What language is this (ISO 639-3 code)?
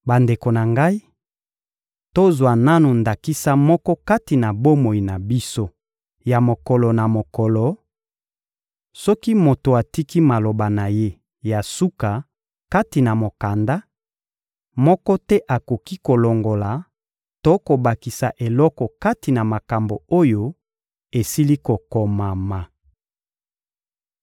lin